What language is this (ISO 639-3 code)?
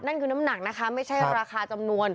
tha